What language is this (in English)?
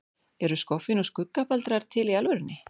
Icelandic